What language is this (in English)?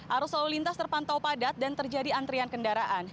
Indonesian